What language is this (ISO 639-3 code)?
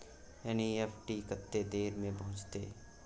mai